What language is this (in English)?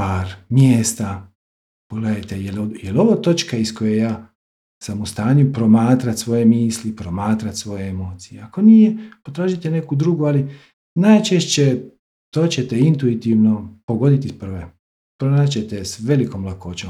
Croatian